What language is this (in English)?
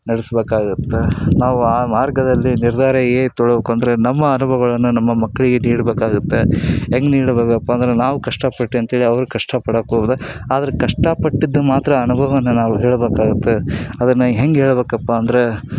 Kannada